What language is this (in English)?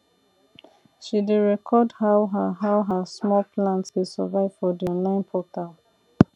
Nigerian Pidgin